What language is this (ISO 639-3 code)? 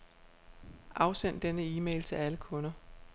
dan